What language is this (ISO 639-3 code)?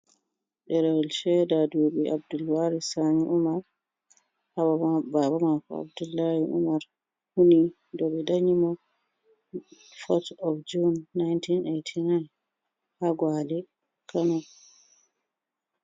ful